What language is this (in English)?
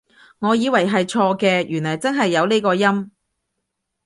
Cantonese